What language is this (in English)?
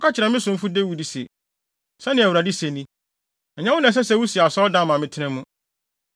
Akan